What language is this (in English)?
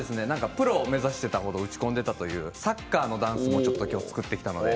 Japanese